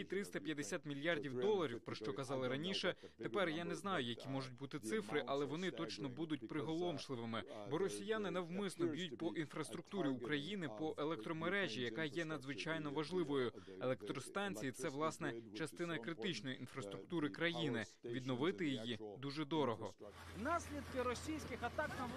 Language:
Ukrainian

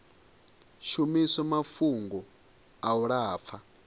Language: Venda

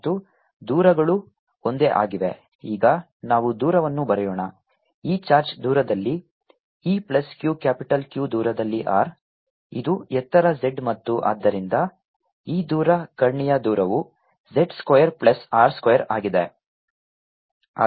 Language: Kannada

